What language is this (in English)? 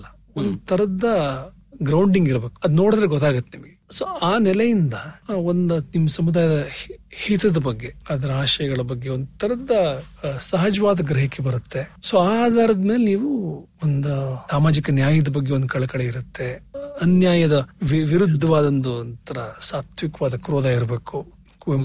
Kannada